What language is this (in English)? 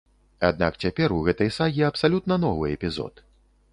Belarusian